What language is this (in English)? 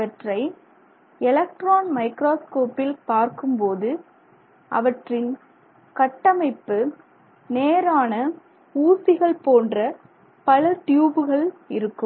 Tamil